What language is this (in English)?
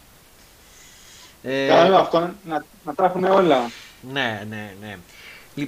Greek